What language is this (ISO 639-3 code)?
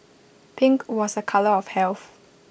eng